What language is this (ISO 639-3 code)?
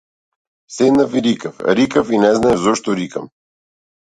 mkd